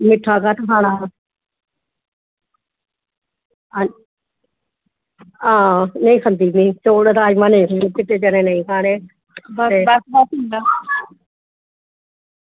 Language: Dogri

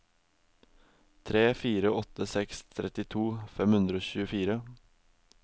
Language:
Norwegian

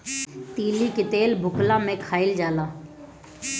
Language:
Bhojpuri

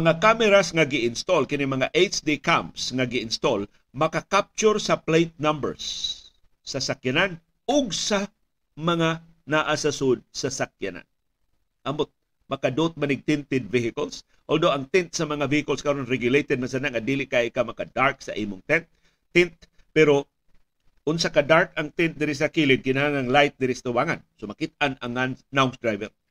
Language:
Filipino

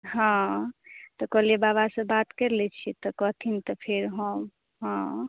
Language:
Maithili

